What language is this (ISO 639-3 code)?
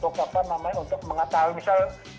ind